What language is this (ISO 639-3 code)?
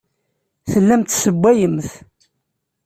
kab